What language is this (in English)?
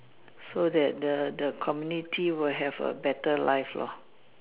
English